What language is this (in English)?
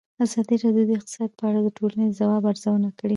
Pashto